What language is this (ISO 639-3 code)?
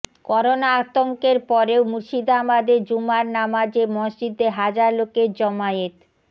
ben